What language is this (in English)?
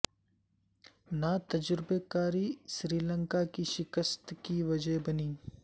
Urdu